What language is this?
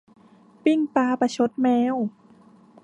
Thai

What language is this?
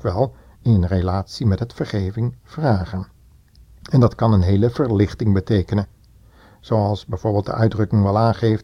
Dutch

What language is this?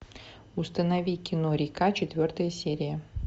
Russian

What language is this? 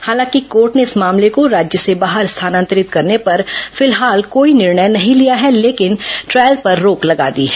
Hindi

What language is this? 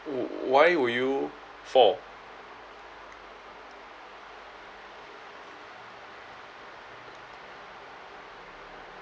English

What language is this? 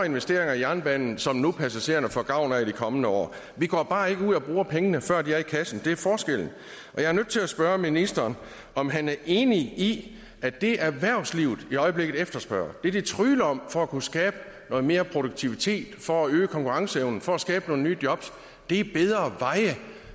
Danish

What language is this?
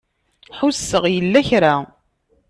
Kabyle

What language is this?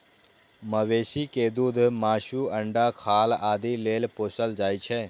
Maithili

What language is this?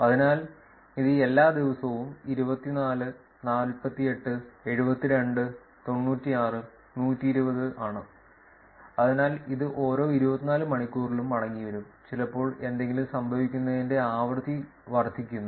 Malayalam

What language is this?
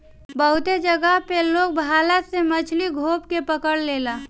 Bhojpuri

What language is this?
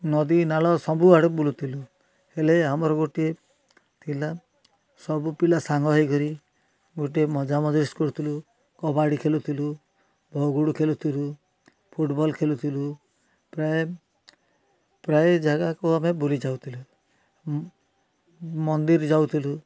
Odia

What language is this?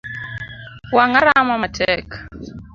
Luo (Kenya and Tanzania)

